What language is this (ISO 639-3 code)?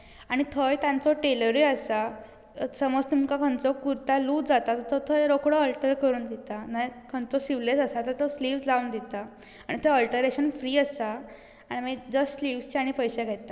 kok